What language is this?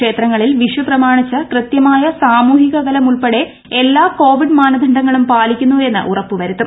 Malayalam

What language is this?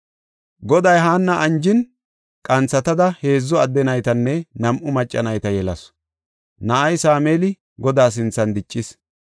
Gofa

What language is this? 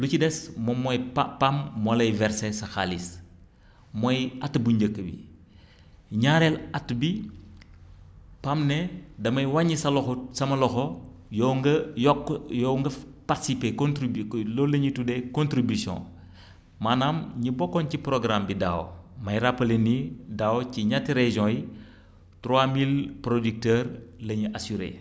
Wolof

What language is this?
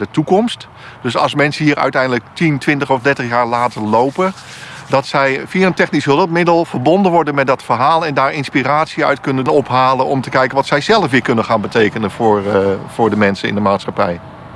Dutch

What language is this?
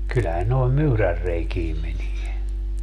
Finnish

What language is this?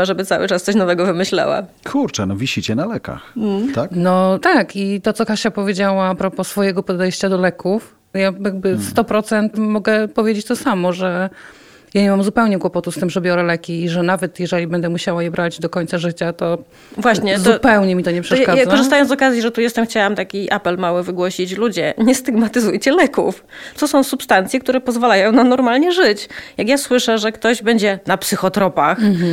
Polish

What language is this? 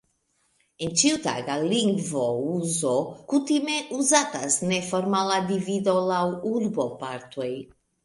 Esperanto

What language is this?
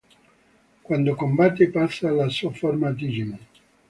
Italian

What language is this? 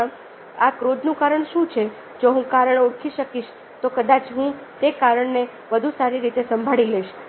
Gujarati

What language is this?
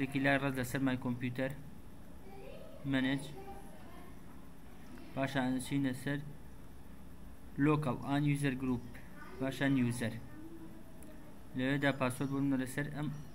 Arabic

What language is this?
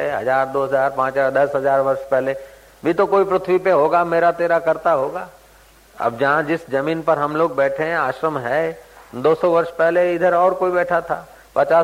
Hindi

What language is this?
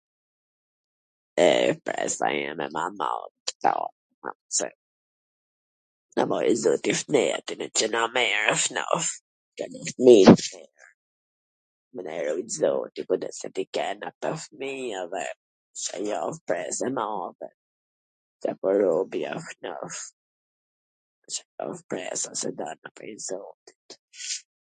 Gheg Albanian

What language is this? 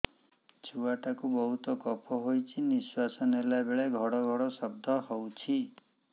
Odia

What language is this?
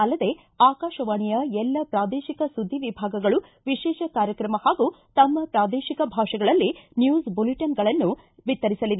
Kannada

